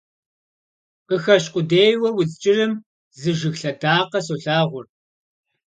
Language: Kabardian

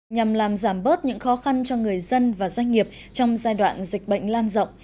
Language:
Vietnamese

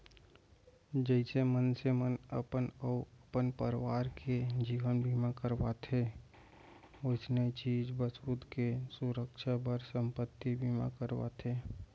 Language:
Chhattisgarhi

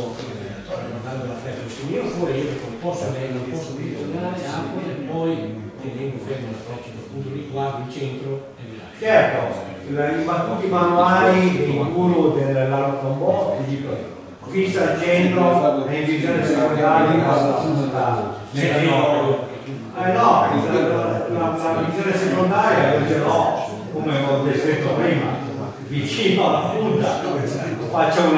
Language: Italian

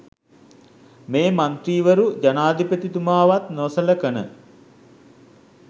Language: Sinhala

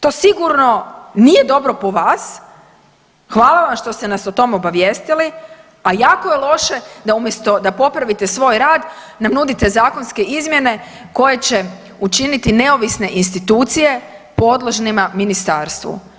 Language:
Croatian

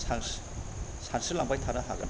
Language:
Bodo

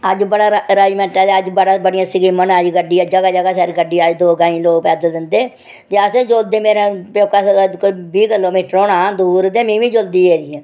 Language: Dogri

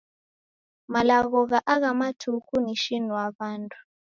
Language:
Taita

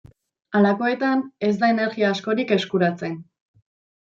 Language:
Basque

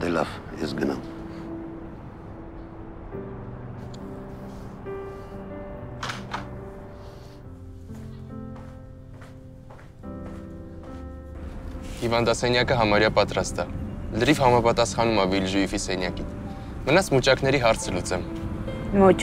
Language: Romanian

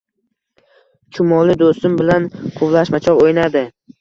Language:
Uzbek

